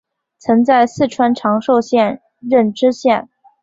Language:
Chinese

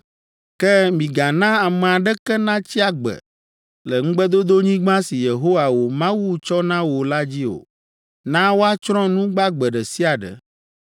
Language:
Ewe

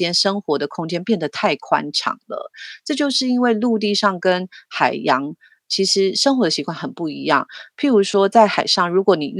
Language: Chinese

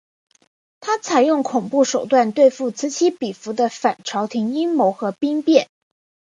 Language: Chinese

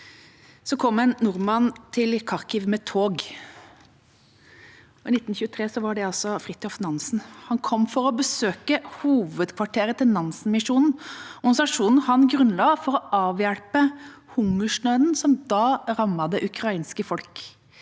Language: Norwegian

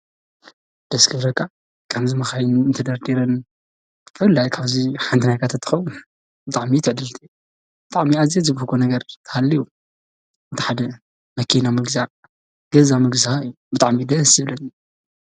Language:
Tigrinya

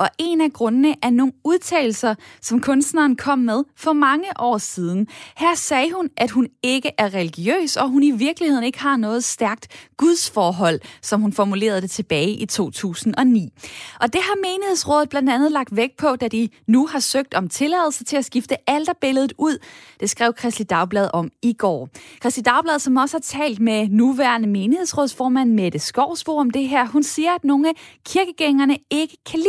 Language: Danish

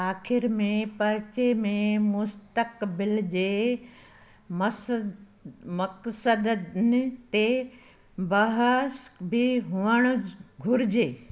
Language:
Sindhi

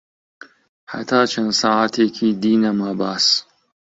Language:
Central Kurdish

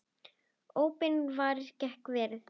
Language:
Icelandic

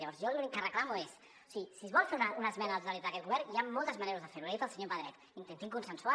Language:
Catalan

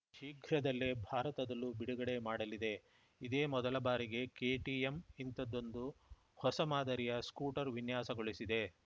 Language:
Kannada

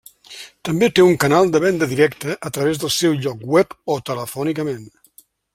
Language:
Catalan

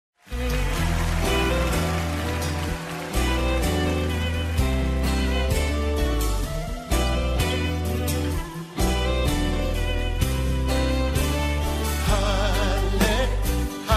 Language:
Latvian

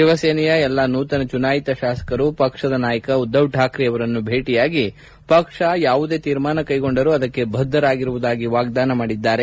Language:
Kannada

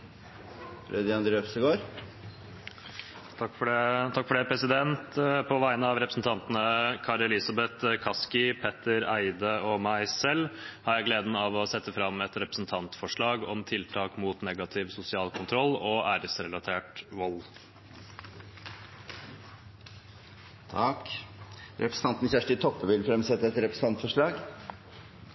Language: Norwegian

